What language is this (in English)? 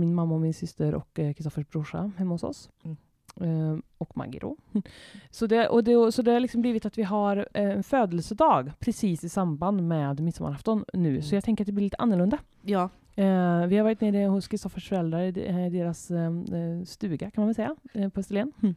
Swedish